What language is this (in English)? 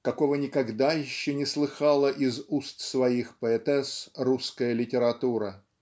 Russian